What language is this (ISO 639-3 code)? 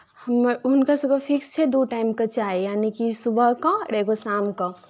mai